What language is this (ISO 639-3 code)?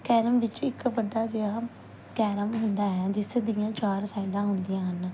pan